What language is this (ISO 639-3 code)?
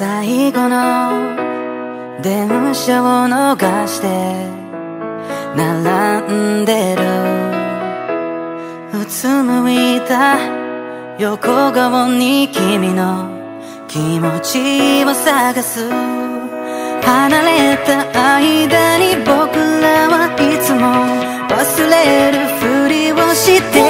kor